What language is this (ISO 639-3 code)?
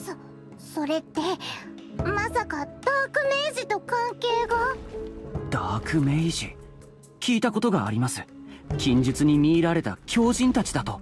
jpn